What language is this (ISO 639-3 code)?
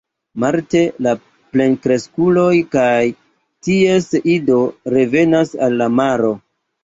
epo